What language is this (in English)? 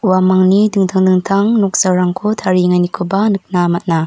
Garo